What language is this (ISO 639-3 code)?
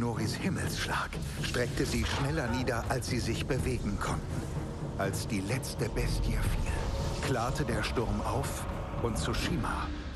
deu